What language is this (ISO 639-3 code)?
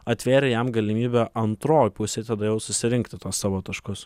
lit